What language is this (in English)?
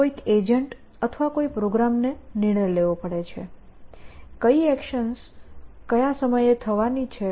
Gujarati